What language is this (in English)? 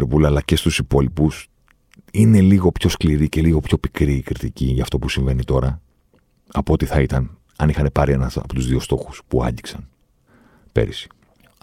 Greek